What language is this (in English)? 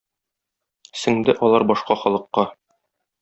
Tatar